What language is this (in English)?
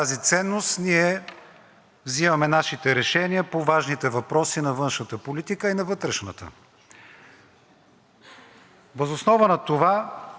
Bulgarian